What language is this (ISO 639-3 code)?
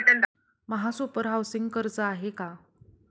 mar